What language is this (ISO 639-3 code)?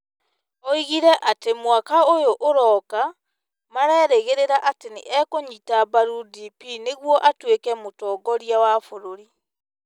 kik